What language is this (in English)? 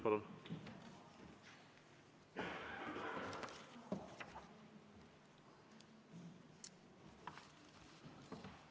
Estonian